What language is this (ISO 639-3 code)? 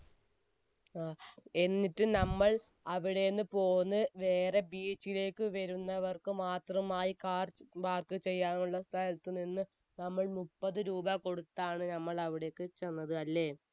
mal